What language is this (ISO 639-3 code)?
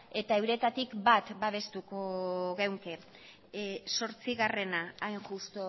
eus